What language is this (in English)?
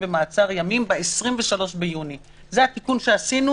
Hebrew